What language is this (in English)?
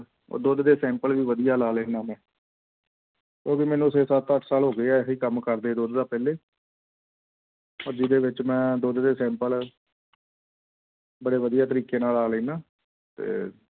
Punjabi